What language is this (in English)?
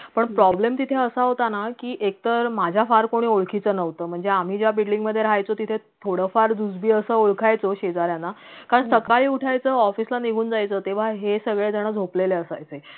Marathi